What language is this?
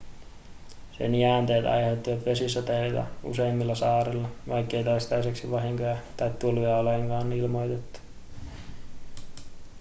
Finnish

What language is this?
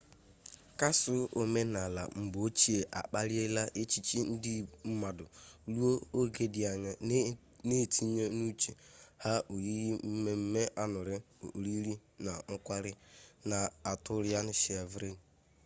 Igbo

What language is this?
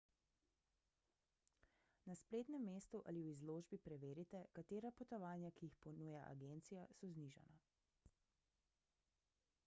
Slovenian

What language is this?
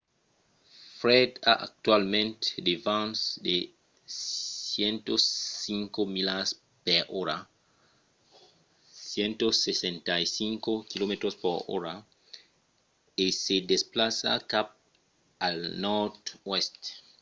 Occitan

